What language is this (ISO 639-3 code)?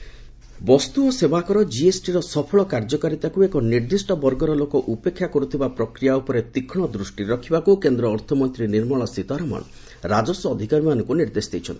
ori